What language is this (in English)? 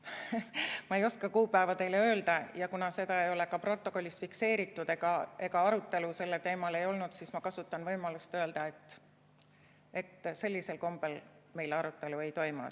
Estonian